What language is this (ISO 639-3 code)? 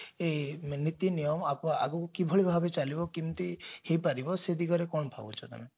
ori